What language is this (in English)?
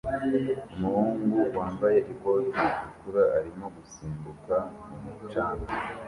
Kinyarwanda